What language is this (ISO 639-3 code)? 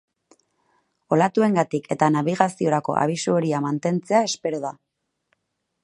eus